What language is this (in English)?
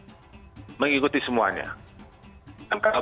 Indonesian